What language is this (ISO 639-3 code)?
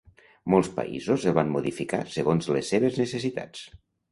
cat